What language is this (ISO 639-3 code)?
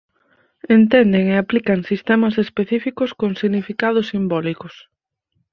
glg